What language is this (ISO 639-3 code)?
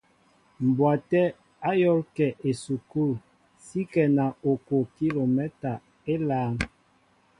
mbo